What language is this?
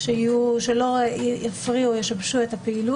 Hebrew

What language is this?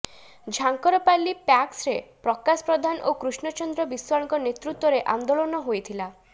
Odia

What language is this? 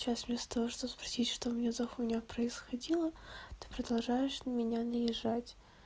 Russian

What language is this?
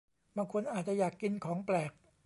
Thai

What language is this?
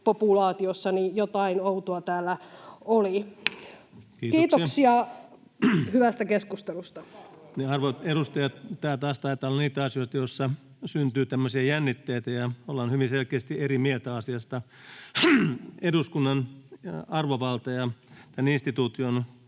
Finnish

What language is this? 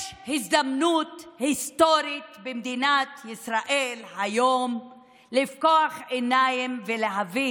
Hebrew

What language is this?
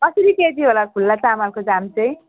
Nepali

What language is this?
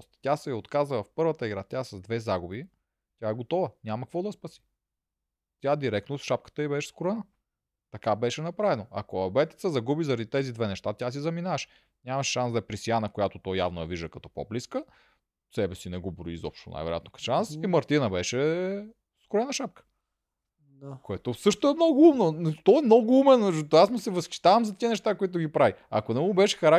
Bulgarian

